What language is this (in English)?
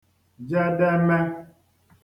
Igbo